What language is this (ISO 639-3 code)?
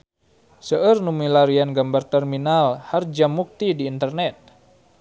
sun